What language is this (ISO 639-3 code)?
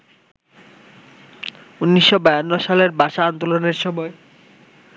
ben